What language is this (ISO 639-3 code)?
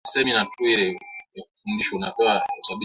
swa